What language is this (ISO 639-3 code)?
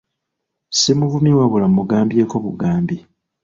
lug